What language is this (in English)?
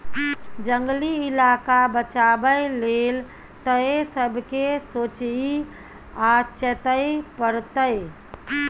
Maithili